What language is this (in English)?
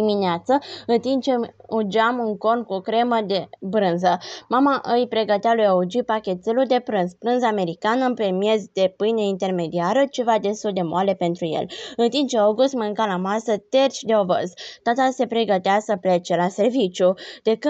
Romanian